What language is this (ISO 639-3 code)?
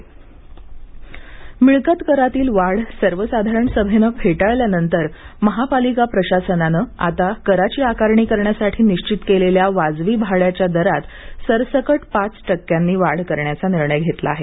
mar